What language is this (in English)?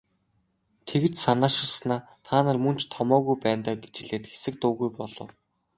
Mongolian